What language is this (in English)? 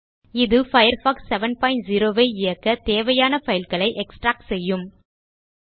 Tamil